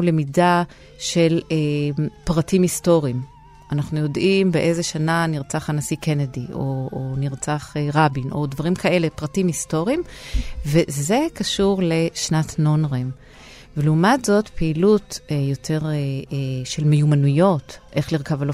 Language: Hebrew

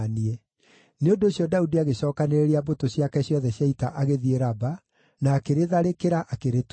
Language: Kikuyu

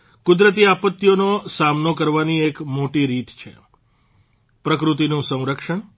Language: Gujarati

